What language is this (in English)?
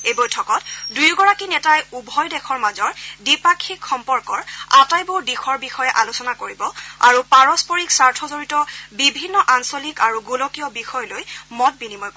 Assamese